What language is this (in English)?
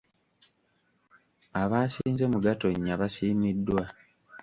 Ganda